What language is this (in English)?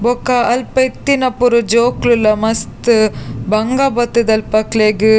Tulu